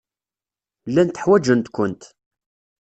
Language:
Kabyle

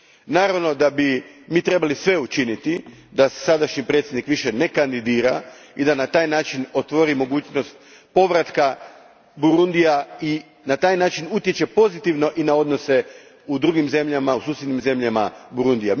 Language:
Croatian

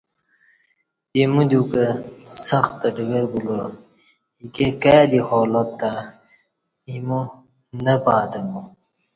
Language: Kati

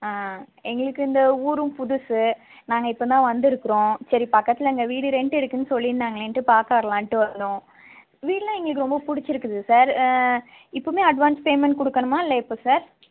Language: Tamil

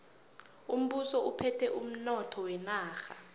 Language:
South Ndebele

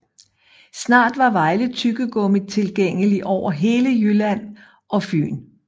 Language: Danish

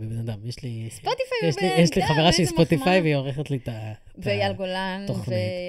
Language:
Hebrew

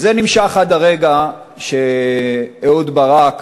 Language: Hebrew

